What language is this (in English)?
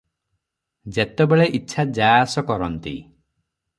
Odia